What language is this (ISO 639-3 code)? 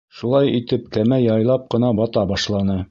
bak